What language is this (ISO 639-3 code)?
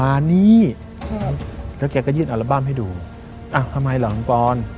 tha